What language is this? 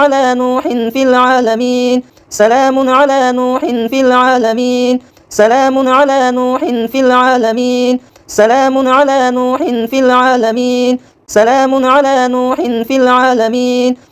Arabic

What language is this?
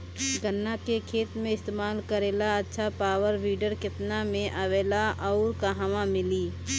Bhojpuri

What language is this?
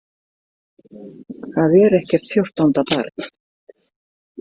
Icelandic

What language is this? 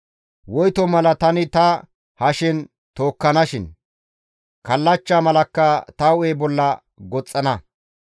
Gamo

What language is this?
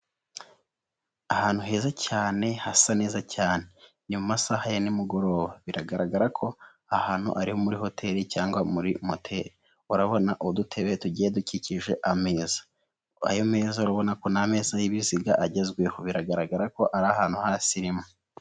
Kinyarwanda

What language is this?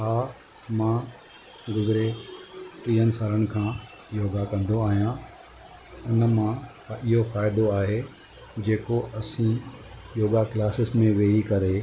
Sindhi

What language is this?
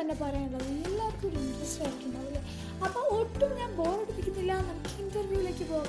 Malayalam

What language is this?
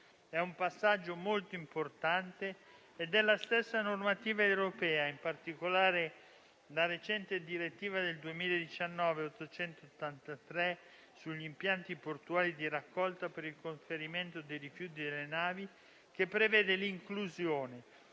Italian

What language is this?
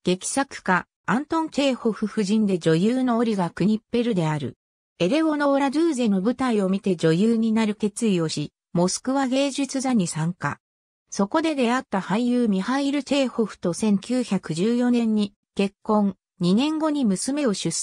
Japanese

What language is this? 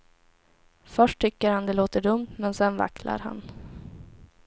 Swedish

